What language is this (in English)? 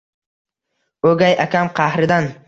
Uzbek